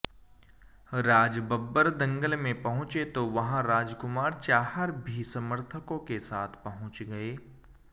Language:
Hindi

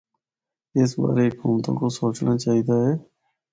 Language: Northern Hindko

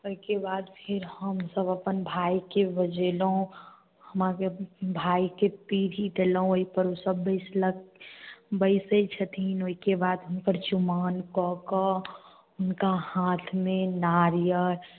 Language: Maithili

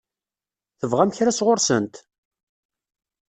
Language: Kabyle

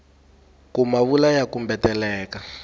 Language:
Tsonga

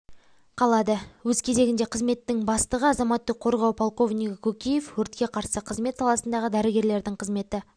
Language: Kazakh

